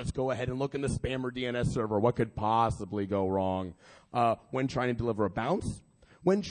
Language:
English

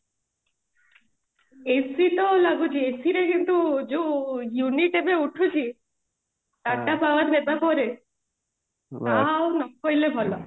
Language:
Odia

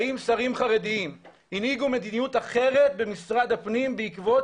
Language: Hebrew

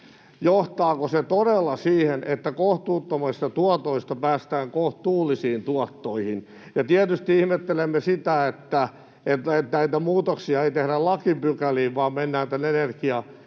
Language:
Finnish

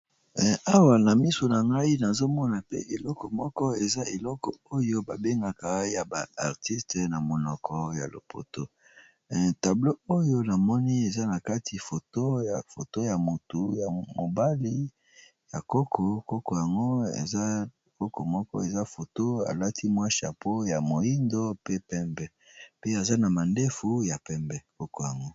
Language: Lingala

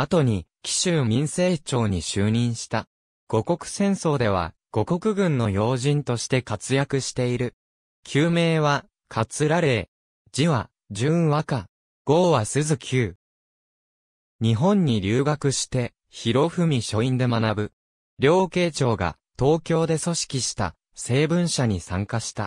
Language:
Japanese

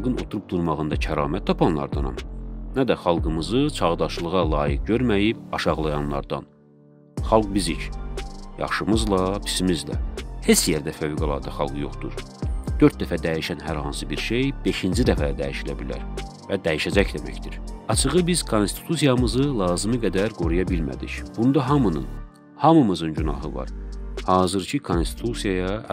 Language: Turkish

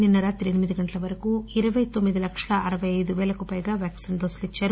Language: Telugu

